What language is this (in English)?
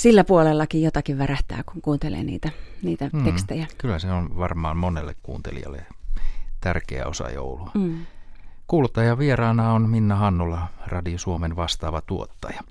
Finnish